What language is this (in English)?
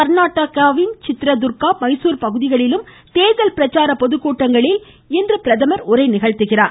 Tamil